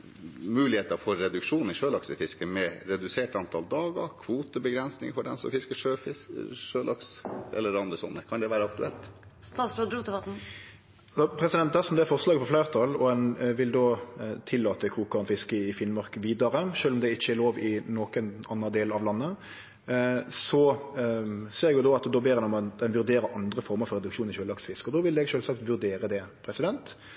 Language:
Norwegian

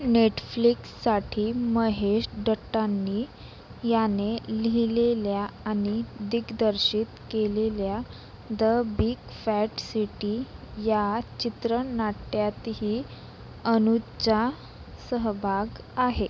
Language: Marathi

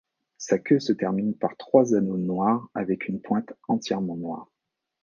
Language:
French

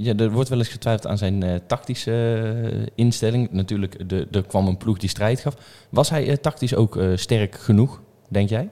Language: Dutch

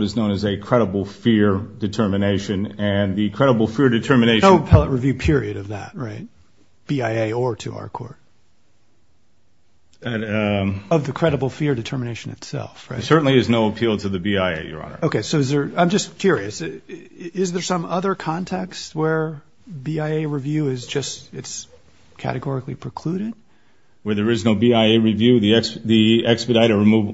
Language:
English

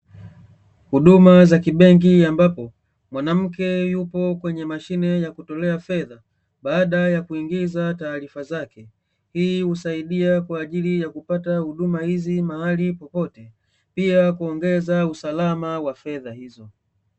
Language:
Swahili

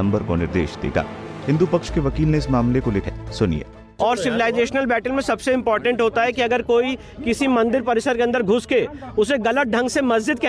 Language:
Hindi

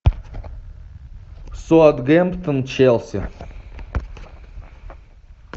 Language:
Russian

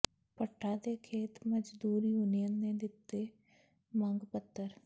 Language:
Punjabi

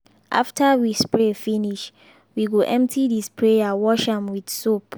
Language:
Nigerian Pidgin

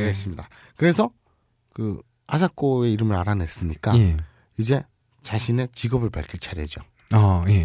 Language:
Korean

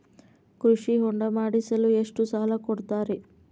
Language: Kannada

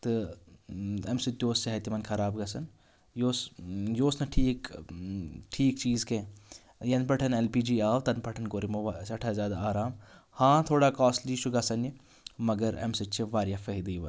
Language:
Kashmiri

